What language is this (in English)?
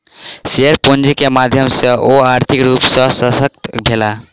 Maithili